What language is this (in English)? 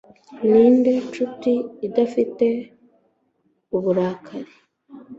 Kinyarwanda